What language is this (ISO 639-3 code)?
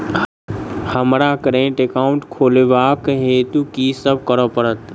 mai